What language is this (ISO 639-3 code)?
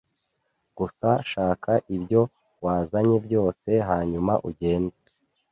kin